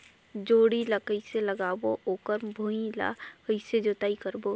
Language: Chhattisgarhi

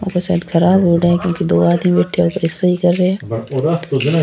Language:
Rajasthani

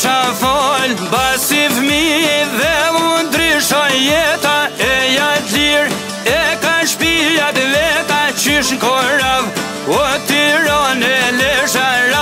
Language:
Arabic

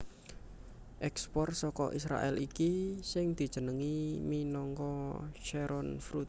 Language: Javanese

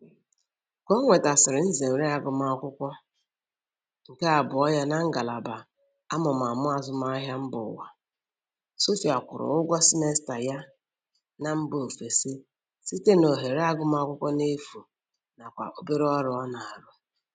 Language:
Igbo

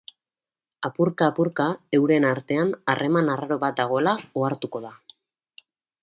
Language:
Basque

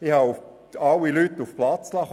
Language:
Swiss German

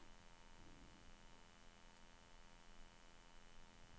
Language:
Swedish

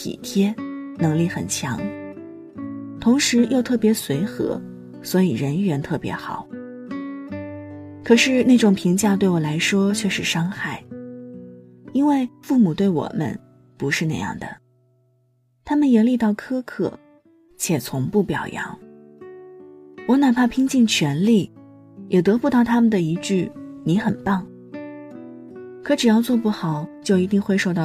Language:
Chinese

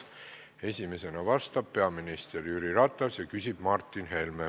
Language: Estonian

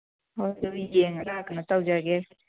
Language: Manipuri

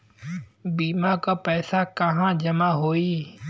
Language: Bhojpuri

